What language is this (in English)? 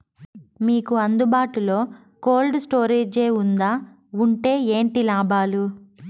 Telugu